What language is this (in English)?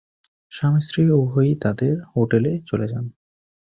Bangla